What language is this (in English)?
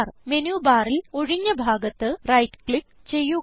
Malayalam